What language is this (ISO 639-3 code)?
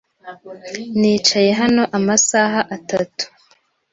kin